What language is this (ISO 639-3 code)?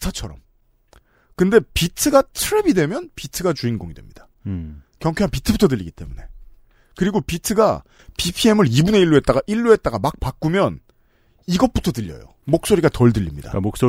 kor